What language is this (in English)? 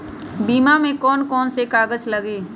Magahi